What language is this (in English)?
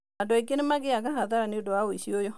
Kikuyu